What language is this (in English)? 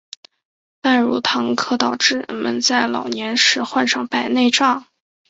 Chinese